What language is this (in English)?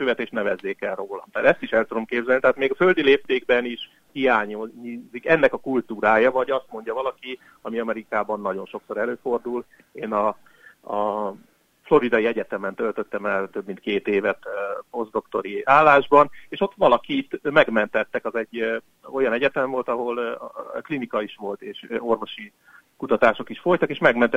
Hungarian